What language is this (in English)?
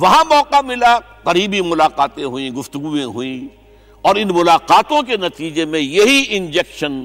Urdu